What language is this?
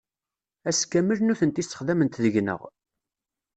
Kabyle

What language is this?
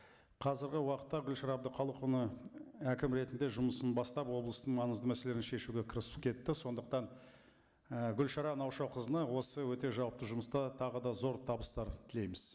Kazakh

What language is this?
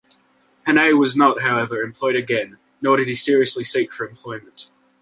English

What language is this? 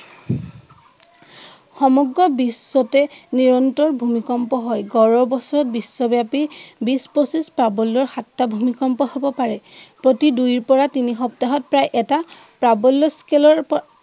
Assamese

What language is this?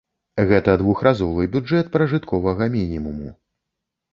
Belarusian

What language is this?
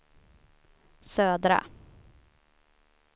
Swedish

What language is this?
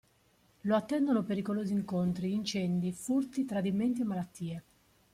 Italian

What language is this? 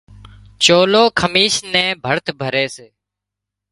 Wadiyara Koli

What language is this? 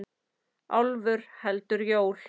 Icelandic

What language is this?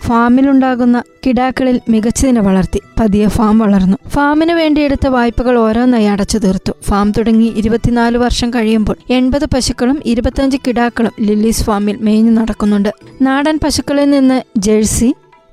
Malayalam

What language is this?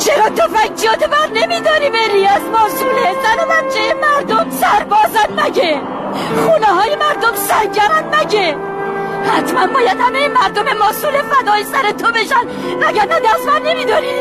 Persian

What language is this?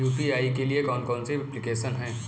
Hindi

